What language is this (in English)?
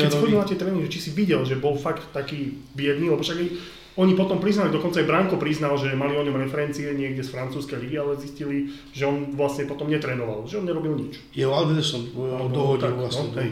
Slovak